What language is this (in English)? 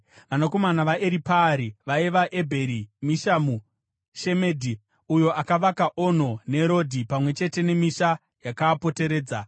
Shona